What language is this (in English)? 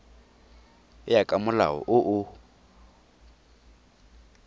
Tswana